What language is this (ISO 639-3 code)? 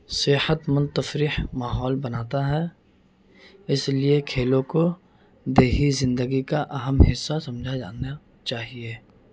urd